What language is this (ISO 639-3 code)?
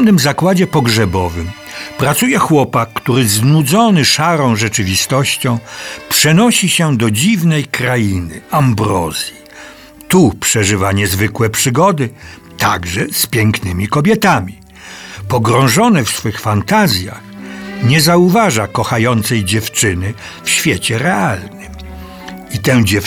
pol